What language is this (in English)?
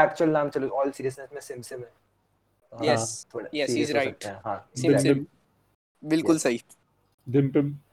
Hindi